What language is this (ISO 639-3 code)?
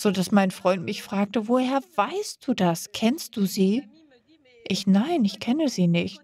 deu